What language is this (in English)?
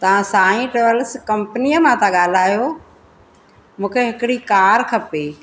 Sindhi